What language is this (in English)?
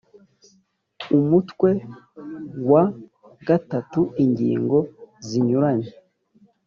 Kinyarwanda